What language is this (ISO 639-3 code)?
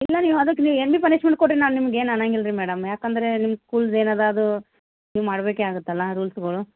kan